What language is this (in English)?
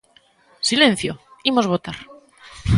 Galician